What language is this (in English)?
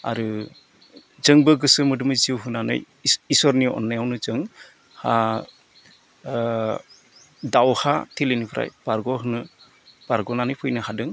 Bodo